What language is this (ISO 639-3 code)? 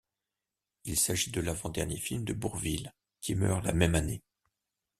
fra